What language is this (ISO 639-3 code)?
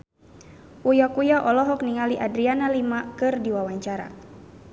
sun